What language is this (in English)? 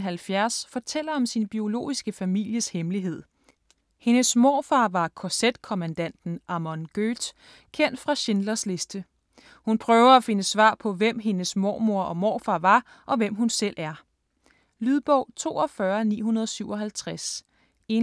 Danish